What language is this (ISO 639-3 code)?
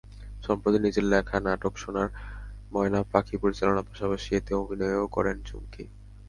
ben